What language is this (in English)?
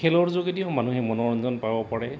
Assamese